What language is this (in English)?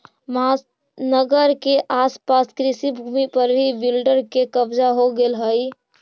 Magahi